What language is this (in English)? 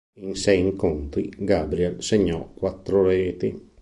Italian